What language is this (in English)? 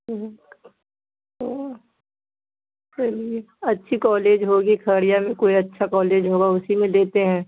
Urdu